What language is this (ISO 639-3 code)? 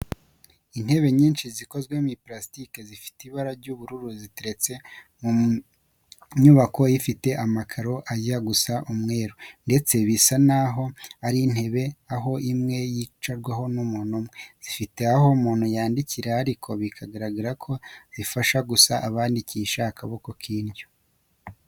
kin